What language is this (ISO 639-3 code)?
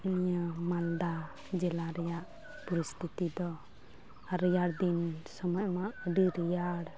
sat